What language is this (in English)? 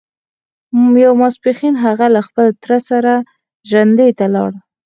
Pashto